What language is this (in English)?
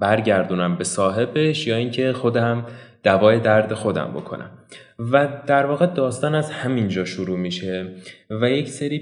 Persian